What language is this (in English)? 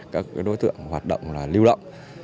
Vietnamese